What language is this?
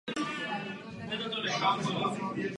Czech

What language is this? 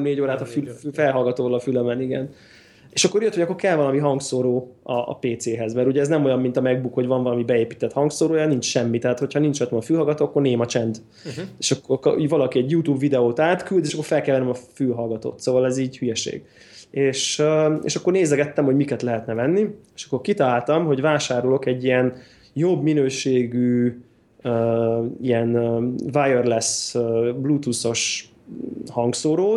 Hungarian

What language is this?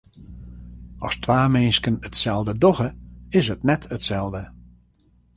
Western Frisian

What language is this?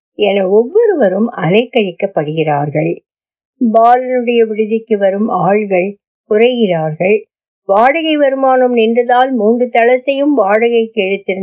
Tamil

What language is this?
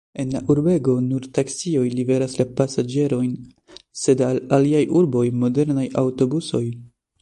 Esperanto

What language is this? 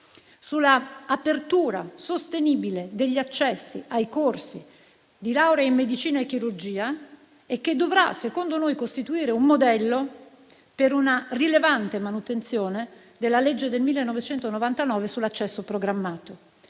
Italian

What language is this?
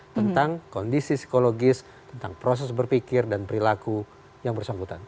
Indonesian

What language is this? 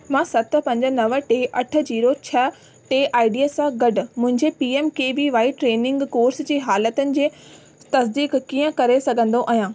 Sindhi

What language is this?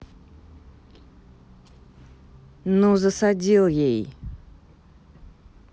Russian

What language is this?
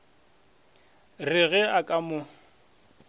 Northern Sotho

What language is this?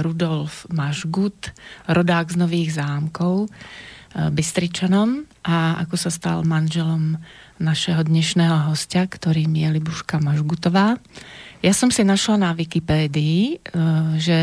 Slovak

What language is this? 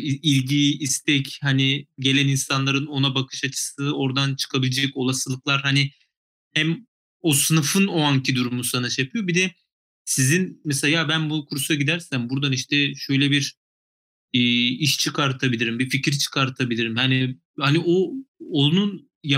Turkish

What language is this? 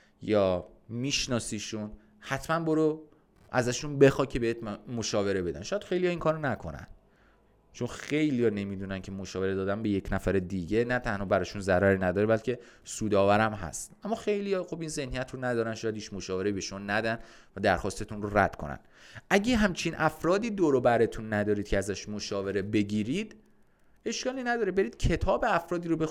Persian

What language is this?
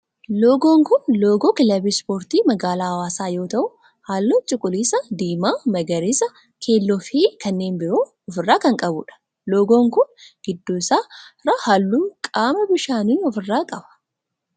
Oromo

